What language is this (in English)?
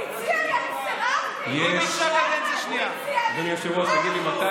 Hebrew